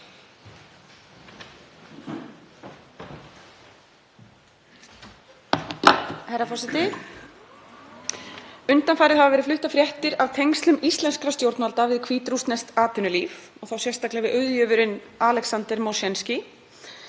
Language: Icelandic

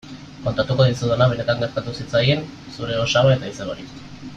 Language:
Basque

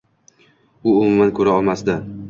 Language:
Uzbek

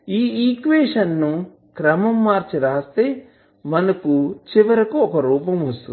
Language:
Telugu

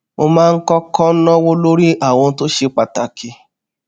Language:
Yoruba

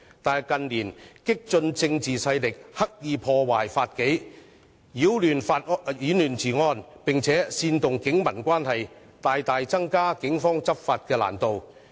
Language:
Cantonese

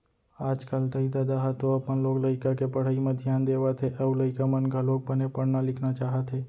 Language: Chhattisgarhi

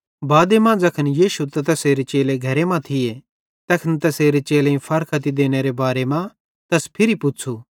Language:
Bhadrawahi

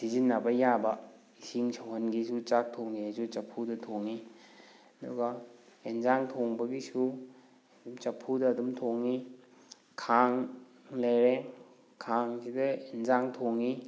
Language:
Manipuri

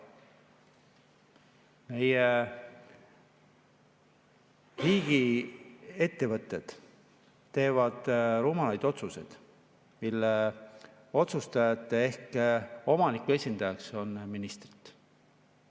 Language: Estonian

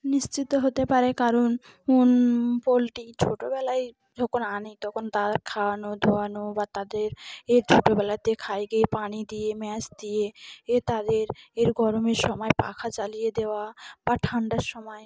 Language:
Bangla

